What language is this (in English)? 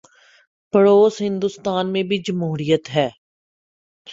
Urdu